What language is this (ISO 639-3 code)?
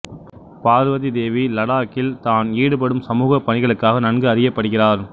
tam